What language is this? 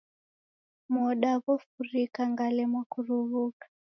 Taita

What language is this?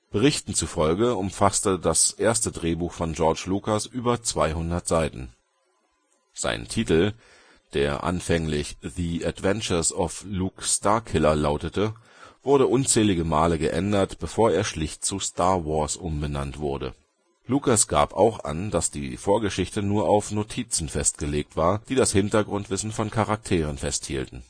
German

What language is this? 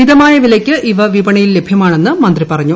Malayalam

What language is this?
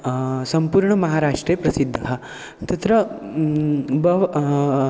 Sanskrit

